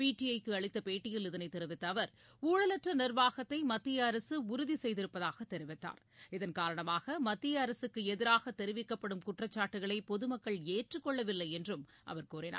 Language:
Tamil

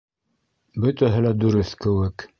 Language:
Bashkir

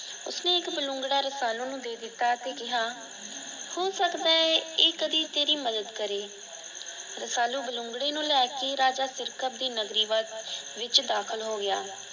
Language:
Punjabi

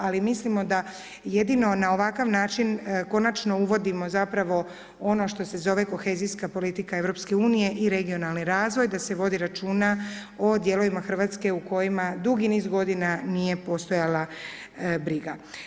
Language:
Croatian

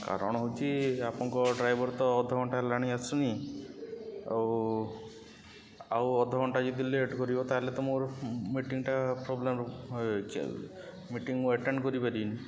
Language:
Odia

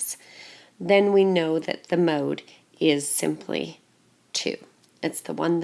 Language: English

